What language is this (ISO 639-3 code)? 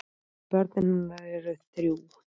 isl